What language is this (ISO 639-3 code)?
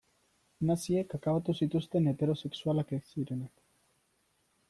eus